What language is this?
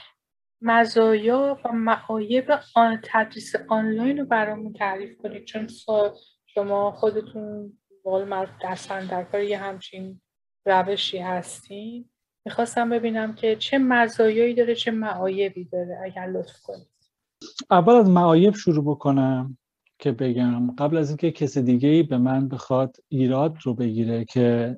Persian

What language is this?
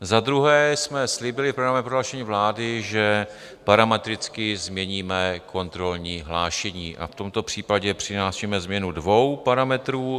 Czech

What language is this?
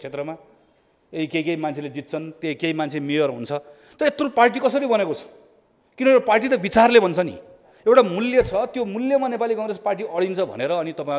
Hindi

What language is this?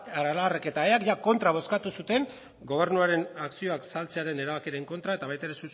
Basque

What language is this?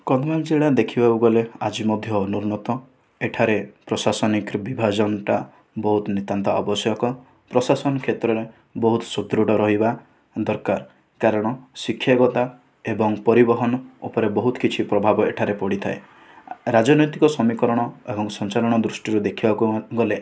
Odia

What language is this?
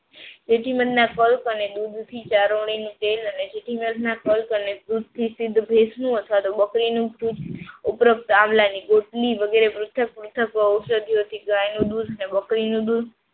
Gujarati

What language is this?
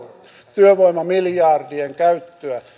Finnish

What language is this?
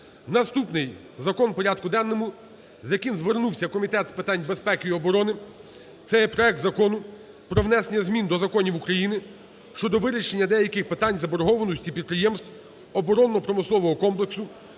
Ukrainian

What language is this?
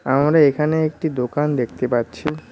Bangla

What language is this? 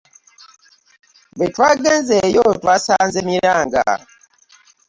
Ganda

